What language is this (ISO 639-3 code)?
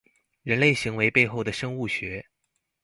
zho